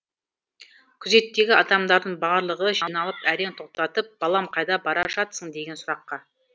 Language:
Kazakh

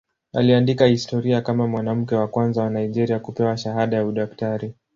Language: Swahili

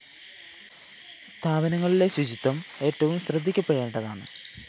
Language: Malayalam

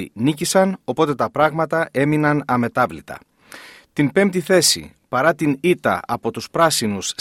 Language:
Greek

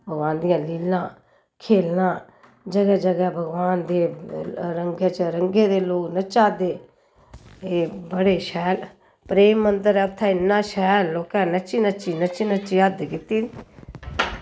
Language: Dogri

